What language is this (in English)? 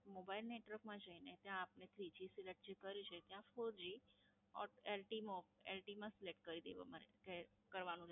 Gujarati